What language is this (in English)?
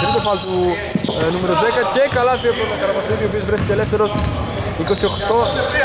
Greek